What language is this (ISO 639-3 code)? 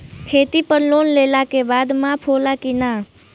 bho